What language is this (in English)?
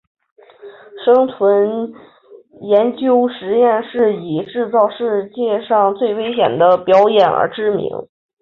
Chinese